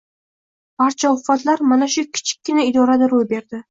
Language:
Uzbek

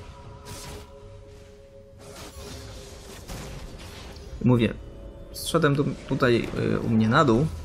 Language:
Polish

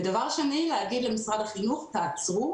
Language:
Hebrew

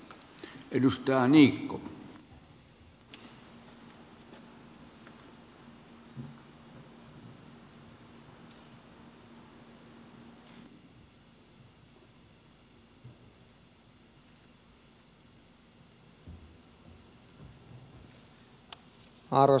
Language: Finnish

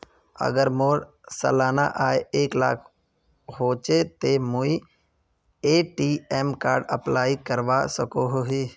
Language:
Magahi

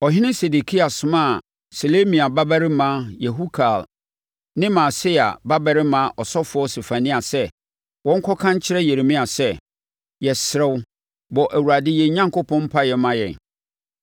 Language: Akan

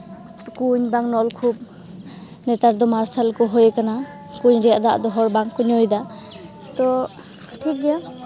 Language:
Santali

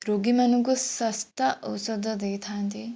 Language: Odia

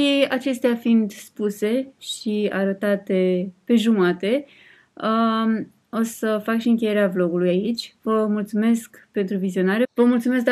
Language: Romanian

